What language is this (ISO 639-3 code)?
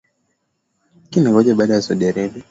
swa